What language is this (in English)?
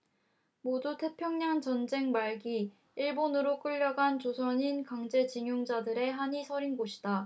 Korean